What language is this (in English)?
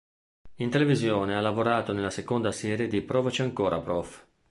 Italian